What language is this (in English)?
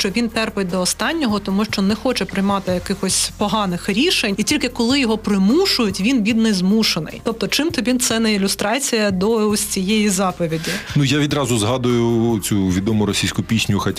Ukrainian